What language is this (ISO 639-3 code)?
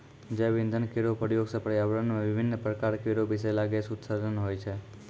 mai